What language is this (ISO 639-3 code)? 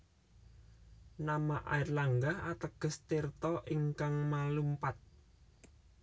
jav